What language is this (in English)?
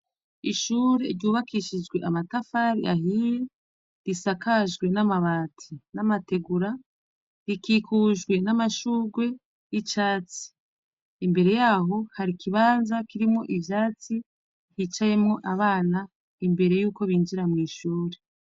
Rundi